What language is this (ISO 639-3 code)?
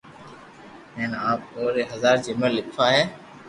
lrk